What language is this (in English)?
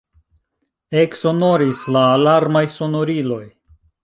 Esperanto